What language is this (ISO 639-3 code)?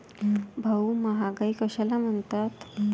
mar